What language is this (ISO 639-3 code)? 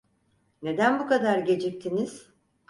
tur